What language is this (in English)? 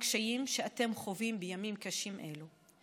Hebrew